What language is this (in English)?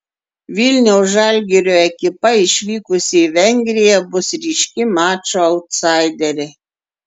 Lithuanian